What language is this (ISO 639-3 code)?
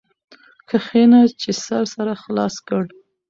pus